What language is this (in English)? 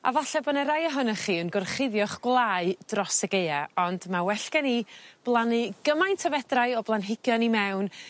Welsh